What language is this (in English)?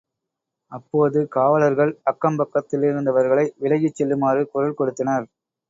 Tamil